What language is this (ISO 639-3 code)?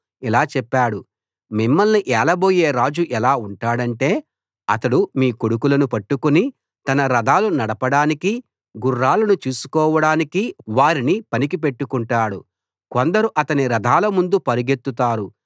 tel